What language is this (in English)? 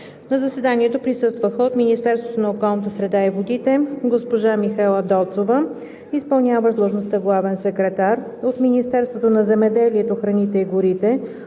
Bulgarian